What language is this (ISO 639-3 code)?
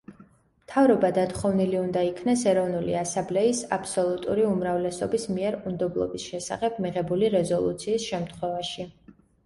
kat